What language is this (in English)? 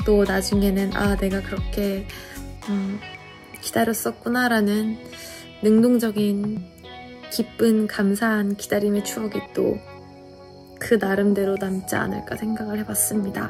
Korean